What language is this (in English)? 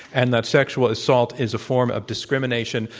English